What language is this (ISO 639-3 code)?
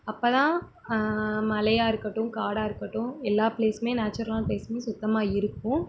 tam